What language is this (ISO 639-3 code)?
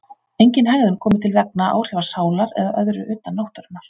isl